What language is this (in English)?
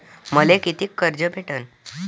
Marathi